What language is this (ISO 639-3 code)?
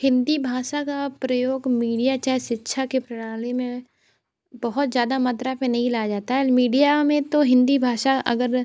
hin